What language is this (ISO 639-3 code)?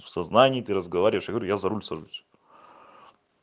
rus